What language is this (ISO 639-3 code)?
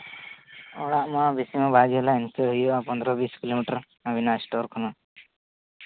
sat